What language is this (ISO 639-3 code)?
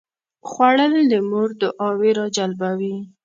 pus